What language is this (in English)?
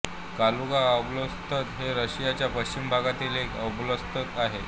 Marathi